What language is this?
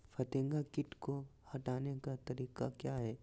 Magahi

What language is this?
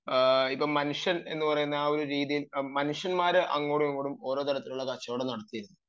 Malayalam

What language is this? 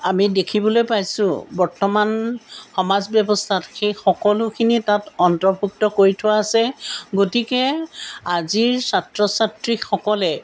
Assamese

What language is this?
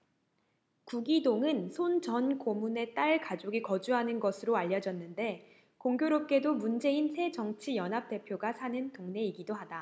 Korean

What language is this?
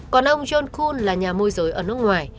Vietnamese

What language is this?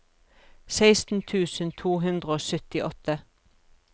Norwegian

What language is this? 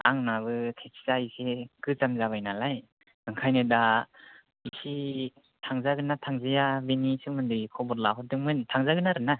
Bodo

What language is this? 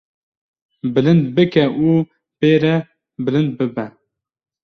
Kurdish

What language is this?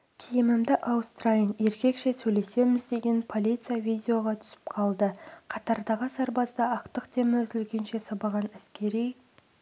Kazakh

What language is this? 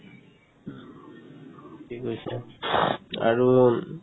Assamese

